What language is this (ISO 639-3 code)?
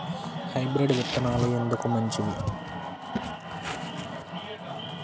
tel